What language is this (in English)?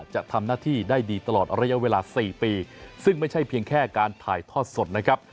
Thai